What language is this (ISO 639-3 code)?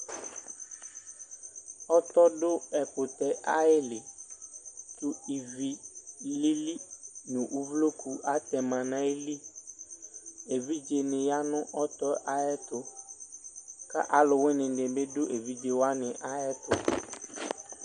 kpo